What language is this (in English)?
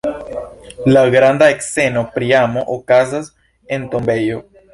Esperanto